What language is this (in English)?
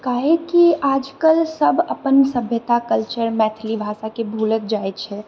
Maithili